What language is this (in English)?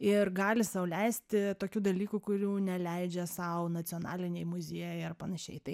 Lithuanian